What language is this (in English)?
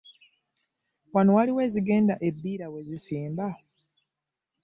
Ganda